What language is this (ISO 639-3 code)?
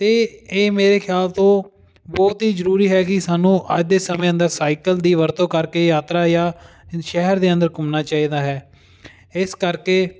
pan